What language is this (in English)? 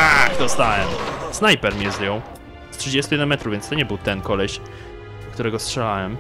Polish